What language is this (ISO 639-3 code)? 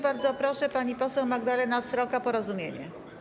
pol